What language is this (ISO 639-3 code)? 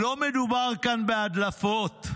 heb